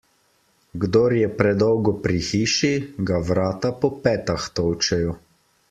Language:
Slovenian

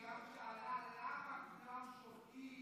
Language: Hebrew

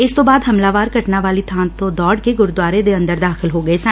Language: Punjabi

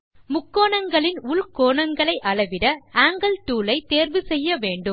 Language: Tamil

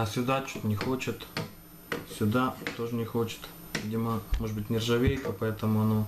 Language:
Russian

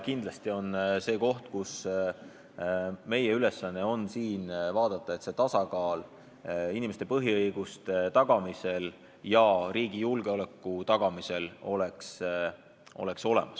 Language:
Estonian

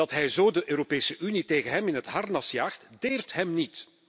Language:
Dutch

